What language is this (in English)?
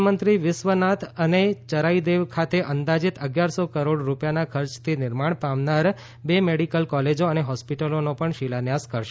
Gujarati